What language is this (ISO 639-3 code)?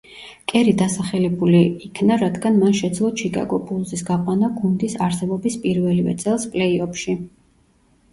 kat